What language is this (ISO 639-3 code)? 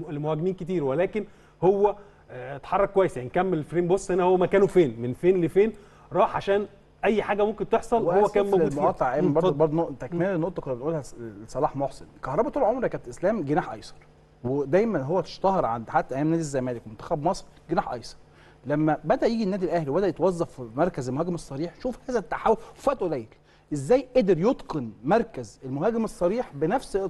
ara